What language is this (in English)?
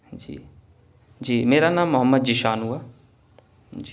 Urdu